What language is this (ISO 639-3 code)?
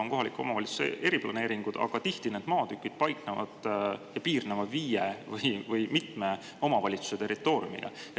est